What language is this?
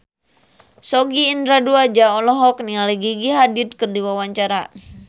Sundanese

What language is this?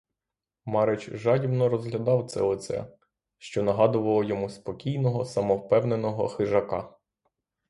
Ukrainian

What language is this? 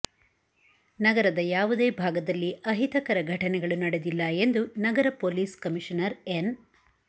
Kannada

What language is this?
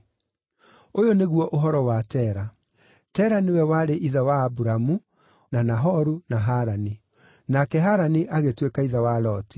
Kikuyu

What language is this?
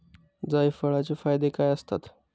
Marathi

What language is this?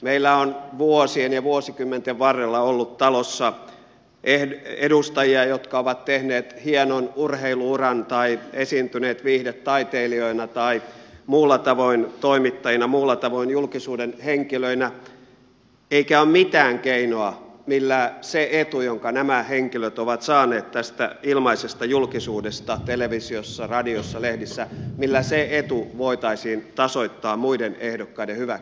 Finnish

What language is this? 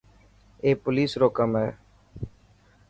Dhatki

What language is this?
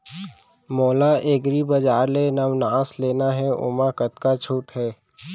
Chhattisgarhi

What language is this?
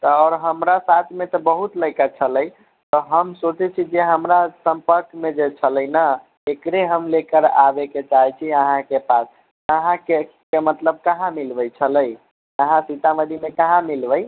Maithili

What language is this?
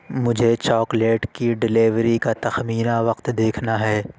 Urdu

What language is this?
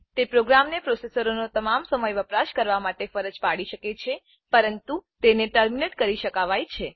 Gujarati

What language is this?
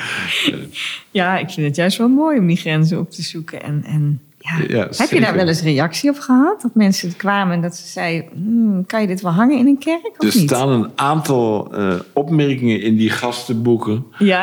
Dutch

